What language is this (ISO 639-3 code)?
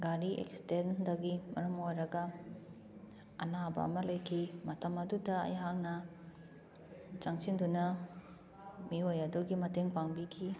mni